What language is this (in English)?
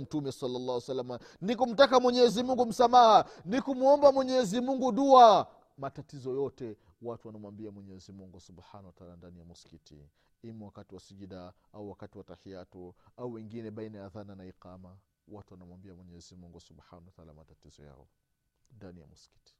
Swahili